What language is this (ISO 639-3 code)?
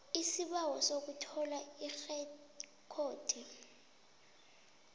nbl